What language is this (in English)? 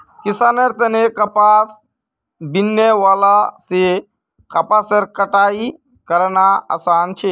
Magahi